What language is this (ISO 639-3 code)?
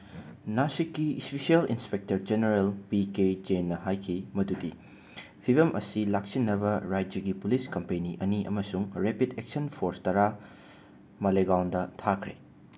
mni